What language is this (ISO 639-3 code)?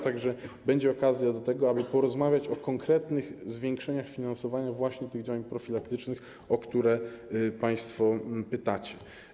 pol